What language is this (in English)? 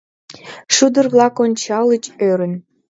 Mari